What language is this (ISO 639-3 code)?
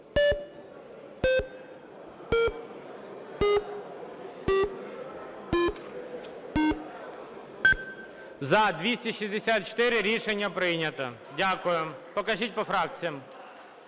ukr